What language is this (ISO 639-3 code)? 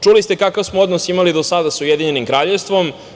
srp